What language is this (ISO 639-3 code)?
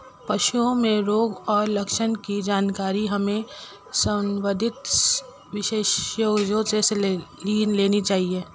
hin